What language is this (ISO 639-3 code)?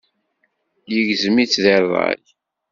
kab